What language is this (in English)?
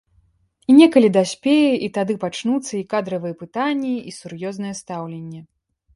Belarusian